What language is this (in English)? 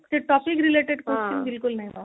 Odia